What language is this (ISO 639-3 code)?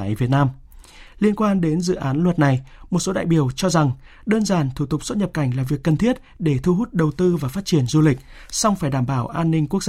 vie